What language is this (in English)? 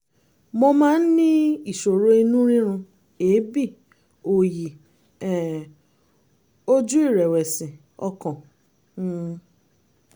Yoruba